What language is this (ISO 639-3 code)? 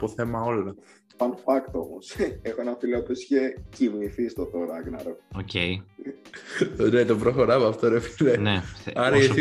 ell